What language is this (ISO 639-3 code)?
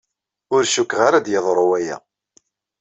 kab